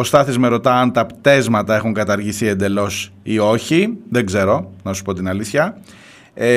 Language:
Greek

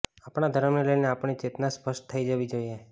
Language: Gujarati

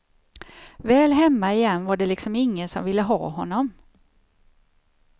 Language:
Swedish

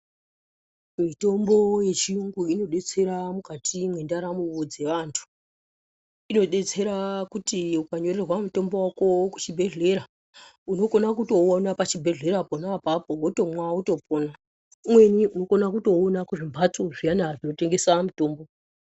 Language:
Ndau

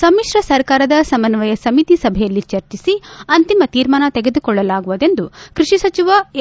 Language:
Kannada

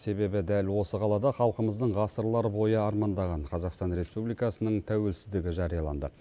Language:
Kazakh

